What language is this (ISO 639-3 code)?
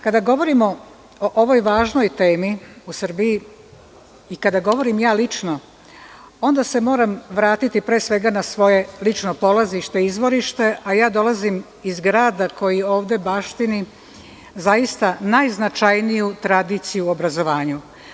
srp